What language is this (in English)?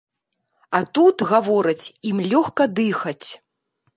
Belarusian